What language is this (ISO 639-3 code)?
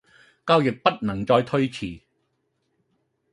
yue